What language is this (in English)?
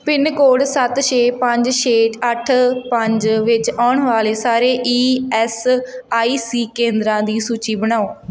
Punjabi